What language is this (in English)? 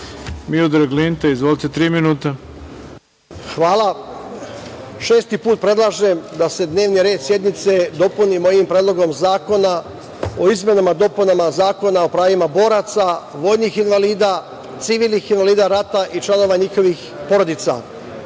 Serbian